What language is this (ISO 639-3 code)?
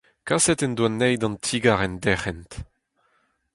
bre